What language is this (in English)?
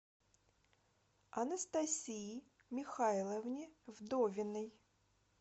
Russian